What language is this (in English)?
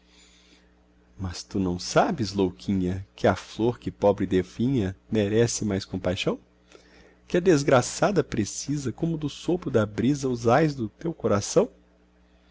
Portuguese